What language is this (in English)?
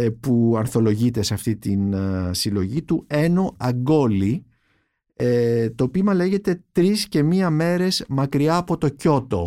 Greek